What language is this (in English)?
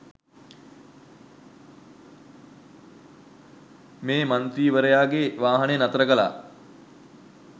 Sinhala